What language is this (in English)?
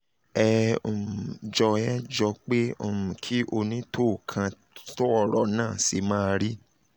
Yoruba